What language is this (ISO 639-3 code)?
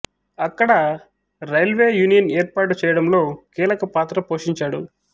tel